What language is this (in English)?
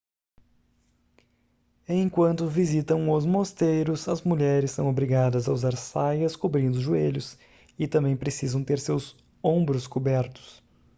Portuguese